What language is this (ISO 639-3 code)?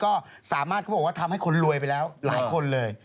tha